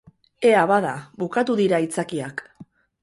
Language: Basque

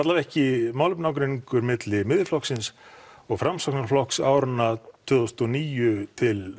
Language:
Icelandic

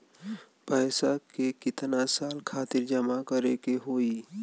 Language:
Bhojpuri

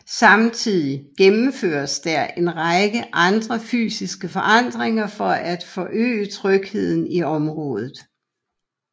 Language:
Danish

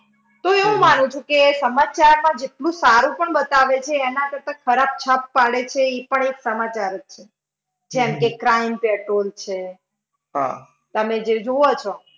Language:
Gujarati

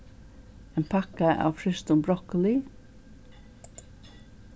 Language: Faroese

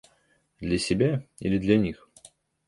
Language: Russian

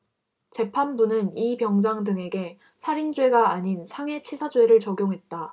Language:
Korean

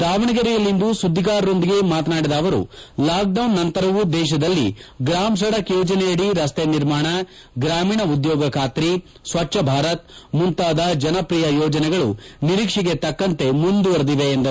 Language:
Kannada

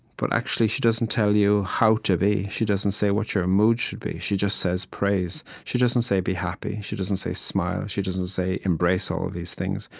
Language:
English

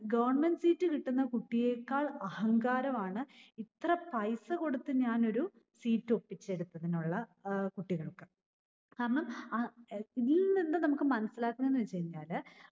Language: Malayalam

